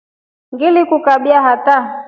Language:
Rombo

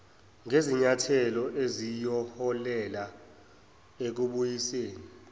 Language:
Zulu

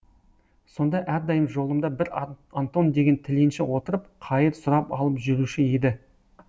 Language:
Kazakh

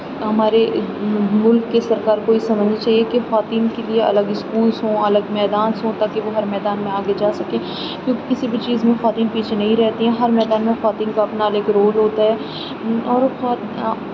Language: Urdu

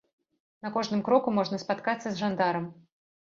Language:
Belarusian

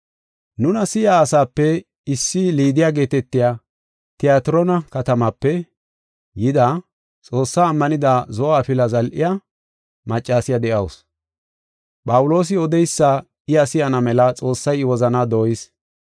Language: Gofa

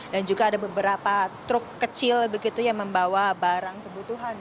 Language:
Indonesian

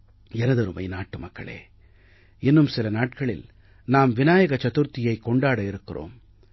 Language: Tamil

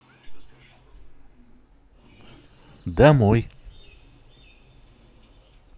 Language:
Russian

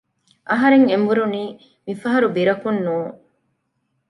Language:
Divehi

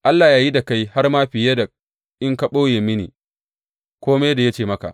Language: Hausa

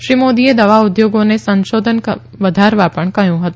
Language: Gujarati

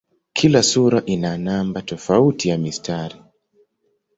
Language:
Swahili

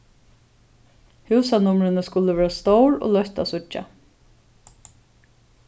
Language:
Faroese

